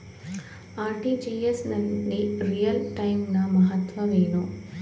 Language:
Kannada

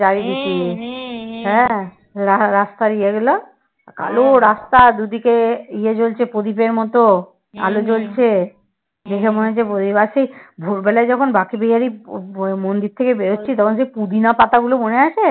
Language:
Bangla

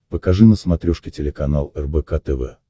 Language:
Russian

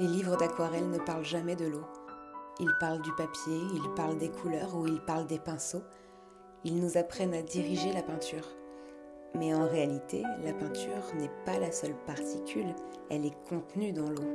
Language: French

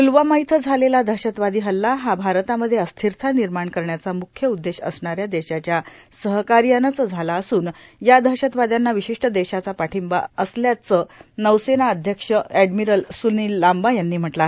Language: Marathi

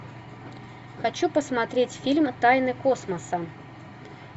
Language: Russian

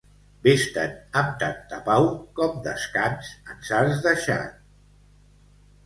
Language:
Catalan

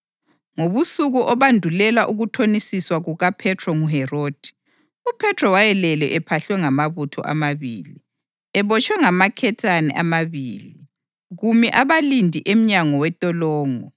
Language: North Ndebele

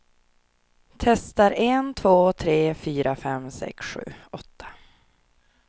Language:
Swedish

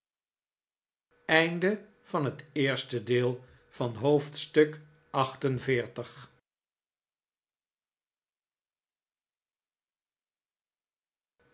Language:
Dutch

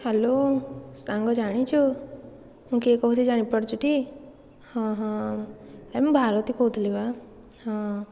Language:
Odia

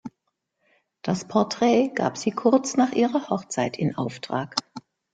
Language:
German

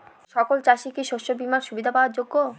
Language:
Bangla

